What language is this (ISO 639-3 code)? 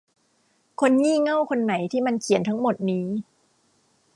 tha